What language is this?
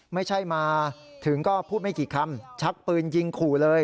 Thai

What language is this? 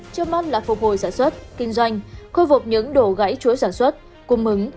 Vietnamese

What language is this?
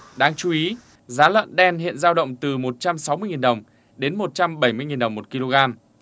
Vietnamese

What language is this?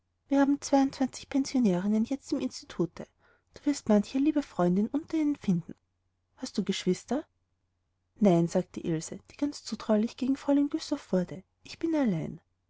German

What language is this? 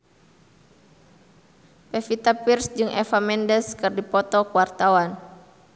Sundanese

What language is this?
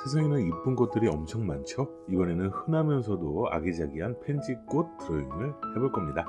Korean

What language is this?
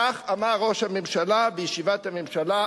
Hebrew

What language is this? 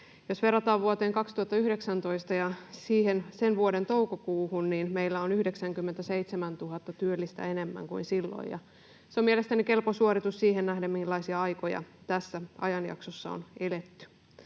Finnish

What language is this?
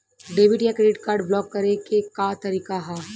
Bhojpuri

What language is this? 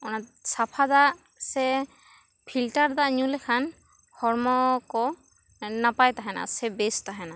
Santali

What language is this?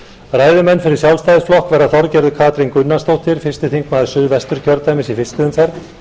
Icelandic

